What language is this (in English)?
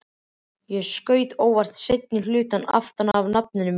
Icelandic